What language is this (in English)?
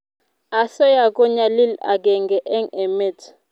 Kalenjin